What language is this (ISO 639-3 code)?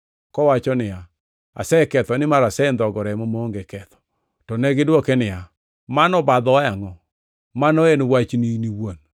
luo